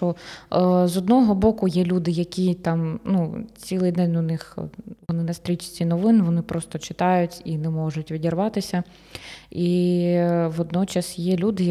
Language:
Ukrainian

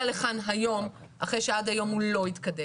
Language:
Hebrew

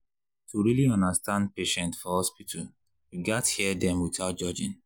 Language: Nigerian Pidgin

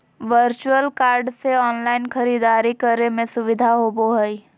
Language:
Magahi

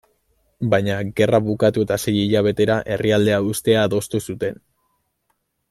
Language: Basque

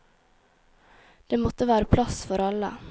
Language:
Norwegian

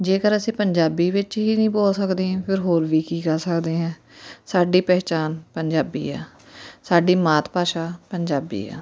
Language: Punjabi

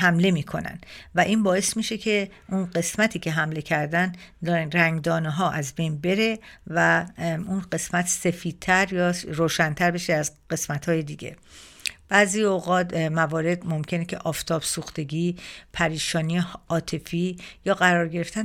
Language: Persian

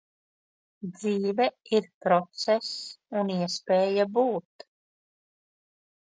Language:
Latvian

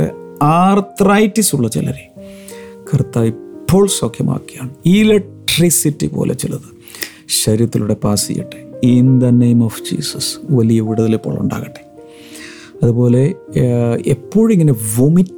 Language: Malayalam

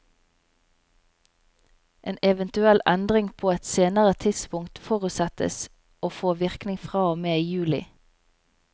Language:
Norwegian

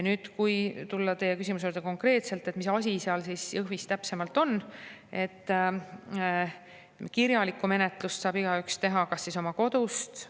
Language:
Estonian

